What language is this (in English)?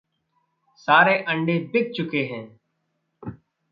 Hindi